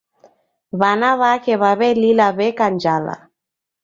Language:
Taita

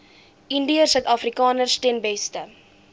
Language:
Afrikaans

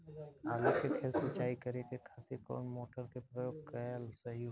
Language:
Bhojpuri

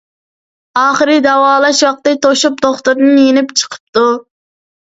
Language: Uyghur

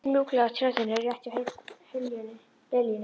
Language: Icelandic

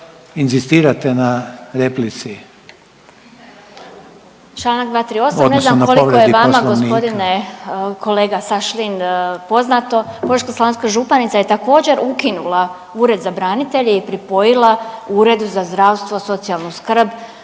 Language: Croatian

